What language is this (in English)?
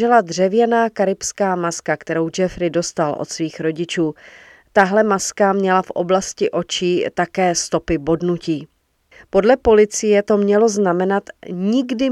Czech